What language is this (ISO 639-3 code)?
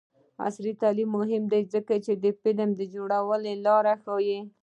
pus